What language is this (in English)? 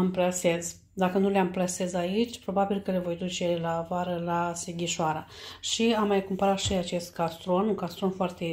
Romanian